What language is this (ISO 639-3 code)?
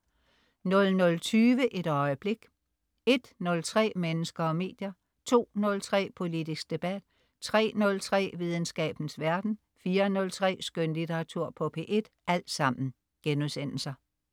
dan